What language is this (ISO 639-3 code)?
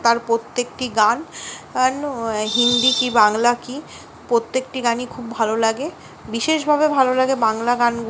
ben